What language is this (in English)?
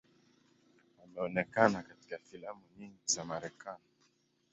Swahili